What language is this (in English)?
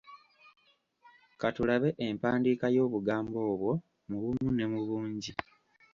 Ganda